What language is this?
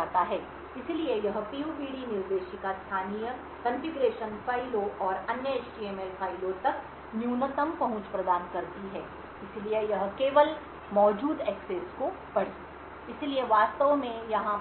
Hindi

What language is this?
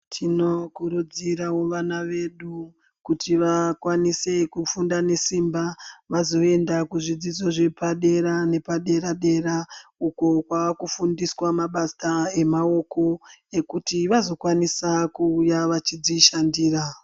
Ndau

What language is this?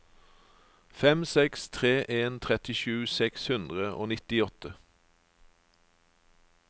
Norwegian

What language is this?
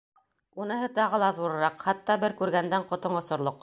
Bashkir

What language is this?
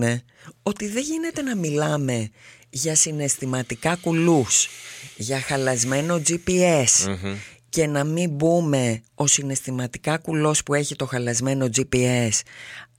Greek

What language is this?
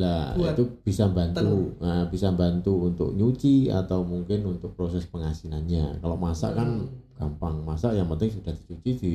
Indonesian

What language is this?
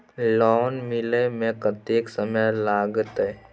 Maithili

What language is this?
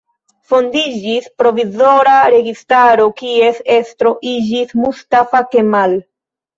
Esperanto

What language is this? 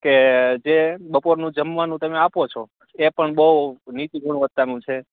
Gujarati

